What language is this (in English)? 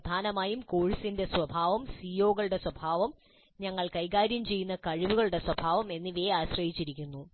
Malayalam